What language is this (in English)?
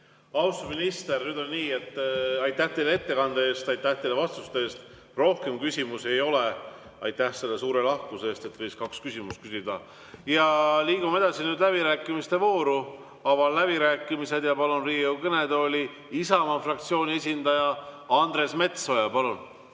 Estonian